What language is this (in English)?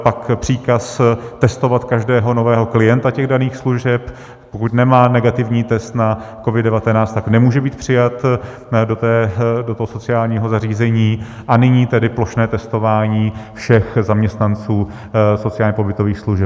Czech